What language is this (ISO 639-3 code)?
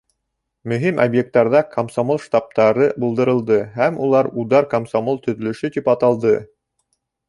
bak